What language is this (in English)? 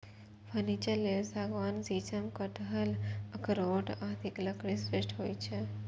Maithili